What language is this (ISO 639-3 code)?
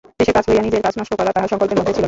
ben